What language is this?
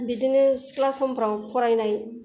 Bodo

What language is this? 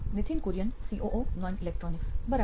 Gujarati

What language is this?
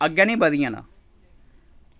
Dogri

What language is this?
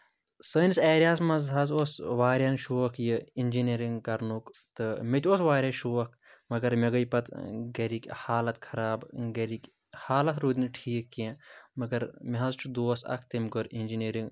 Kashmiri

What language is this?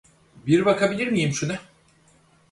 Turkish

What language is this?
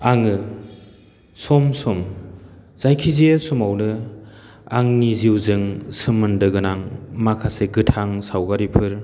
Bodo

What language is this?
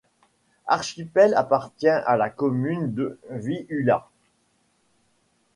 French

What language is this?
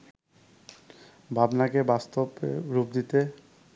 Bangla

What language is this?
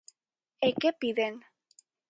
Galician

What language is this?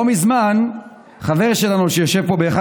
Hebrew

